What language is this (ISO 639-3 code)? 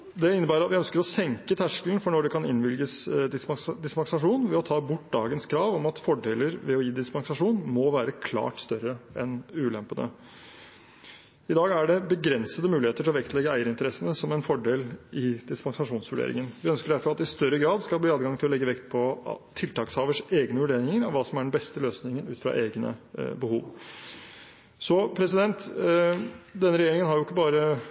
nob